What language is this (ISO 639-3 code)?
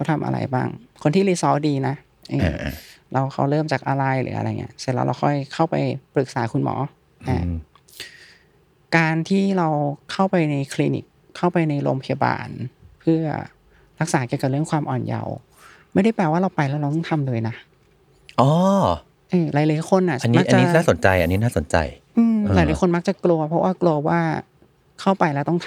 tha